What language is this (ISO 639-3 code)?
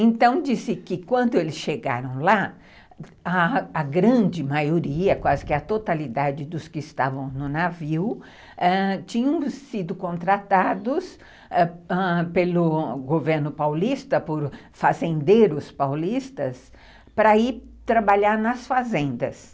por